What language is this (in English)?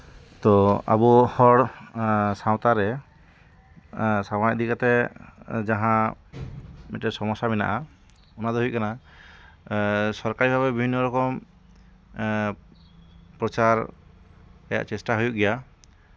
Santali